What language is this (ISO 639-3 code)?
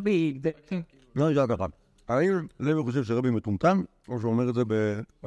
heb